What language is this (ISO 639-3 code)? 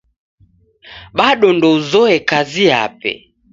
dav